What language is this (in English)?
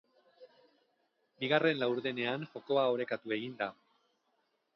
Basque